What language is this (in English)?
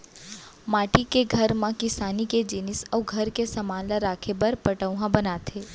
Chhattisgarhi